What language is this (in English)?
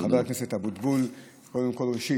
Hebrew